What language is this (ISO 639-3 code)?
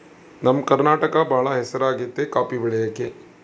kan